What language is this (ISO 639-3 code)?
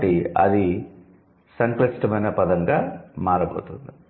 tel